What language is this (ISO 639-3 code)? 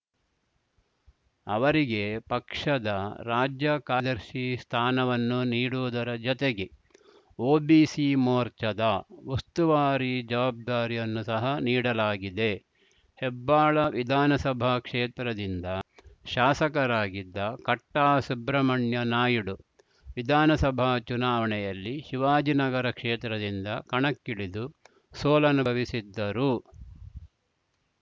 kan